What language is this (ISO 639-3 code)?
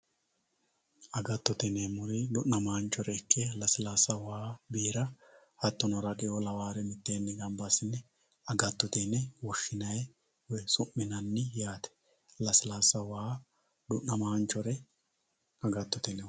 sid